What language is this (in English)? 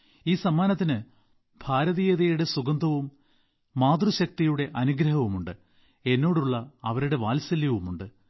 Malayalam